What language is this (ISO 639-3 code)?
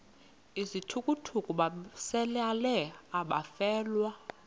xho